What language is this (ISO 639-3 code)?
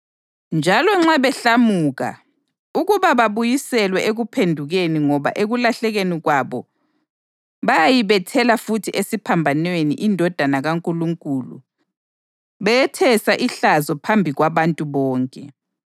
nde